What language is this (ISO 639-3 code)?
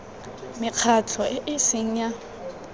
tsn